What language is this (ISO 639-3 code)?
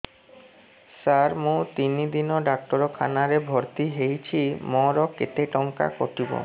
ori